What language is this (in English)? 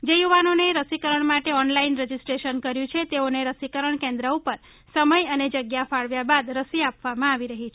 Gujarati